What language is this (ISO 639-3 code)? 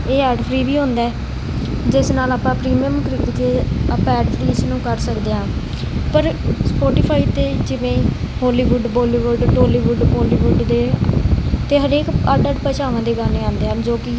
pan